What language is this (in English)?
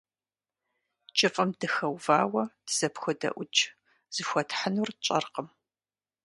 Kabardian